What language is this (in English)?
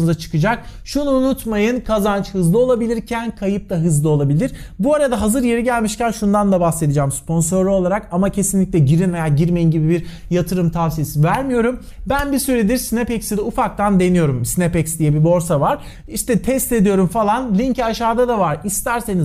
Turkish